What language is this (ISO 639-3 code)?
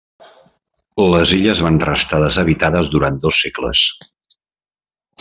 cat